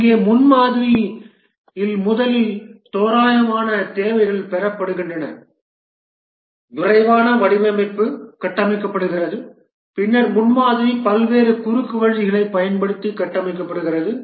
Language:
Tamil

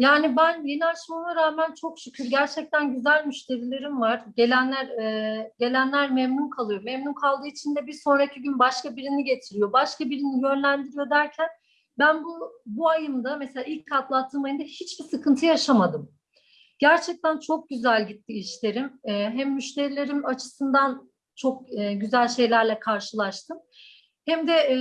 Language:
Turkish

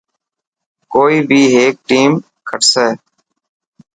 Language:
Dhatki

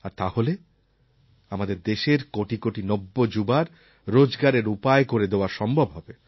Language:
Bangla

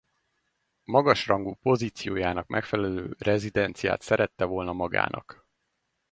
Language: Hungarian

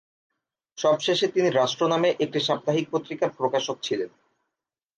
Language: Bangla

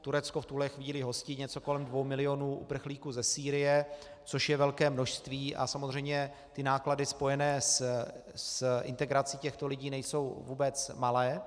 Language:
Czech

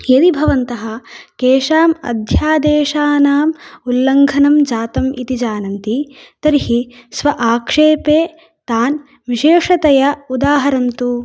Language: Sanskrit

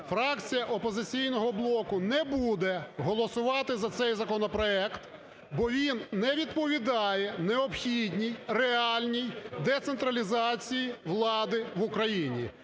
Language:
Ukrainian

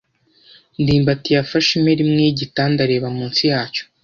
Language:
Kinyarwanda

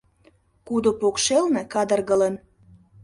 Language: Mari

